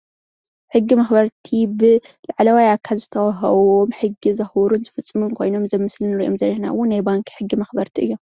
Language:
Tigrinya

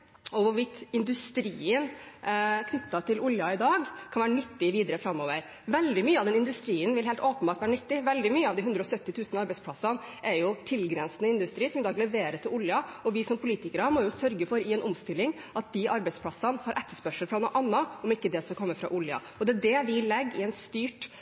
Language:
Norwegian Bokmål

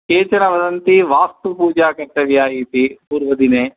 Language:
Sanskrit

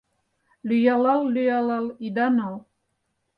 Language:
Mari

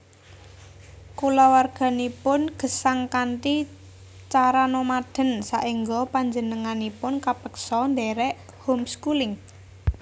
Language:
Javanese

